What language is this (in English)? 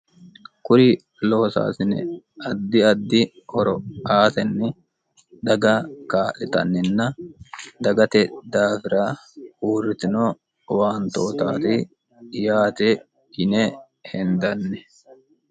Sidamo